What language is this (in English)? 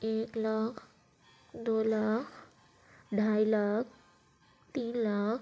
Urdu